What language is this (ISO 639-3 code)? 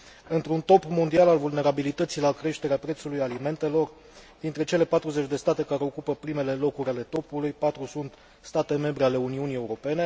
ron